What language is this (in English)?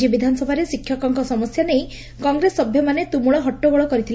Odia